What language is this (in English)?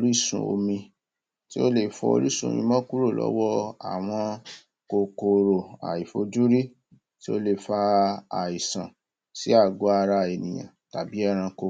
Yoruba